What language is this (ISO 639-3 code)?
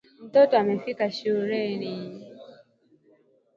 swa